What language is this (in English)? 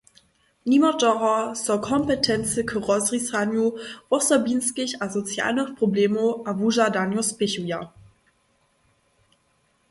Upper Sorbian